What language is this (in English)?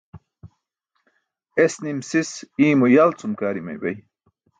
Burushaski